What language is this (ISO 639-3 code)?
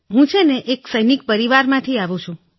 guj